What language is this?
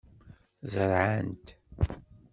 Kabyle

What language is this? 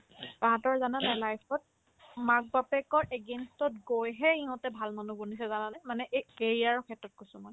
Assamese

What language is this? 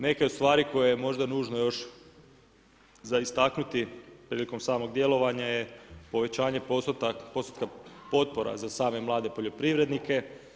Croatian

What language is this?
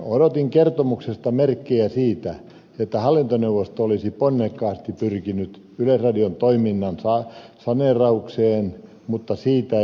Finnish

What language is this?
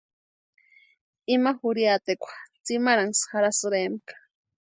Western Highland Purepecha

